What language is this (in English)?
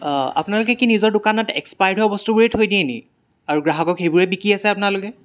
Assamese